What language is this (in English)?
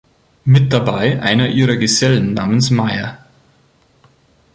German